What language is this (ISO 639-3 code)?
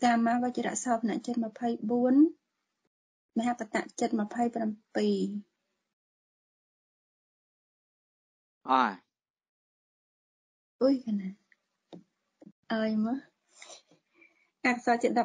vie